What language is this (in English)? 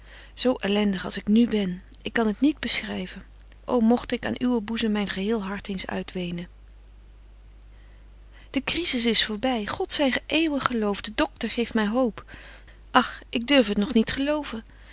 Dutch